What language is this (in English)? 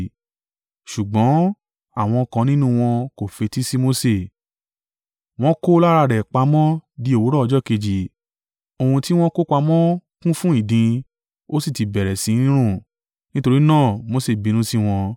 Yoruba